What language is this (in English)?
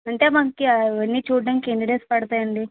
Telugu